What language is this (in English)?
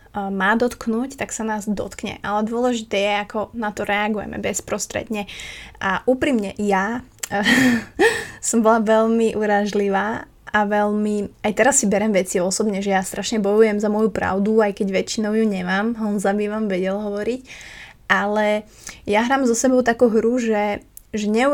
Slovak